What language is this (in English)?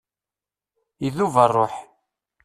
Kabyle